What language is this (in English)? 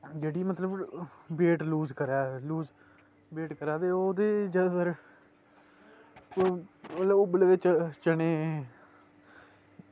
Dogri